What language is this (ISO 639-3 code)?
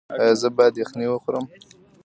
pus